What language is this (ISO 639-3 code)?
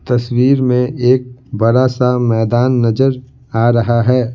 hin